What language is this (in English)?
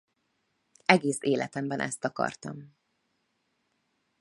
Hungarian